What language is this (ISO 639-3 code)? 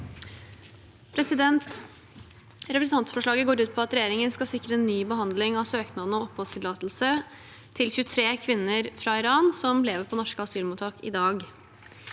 nor